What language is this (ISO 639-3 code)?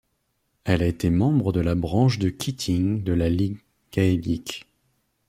fra